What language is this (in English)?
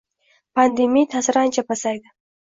Uzbek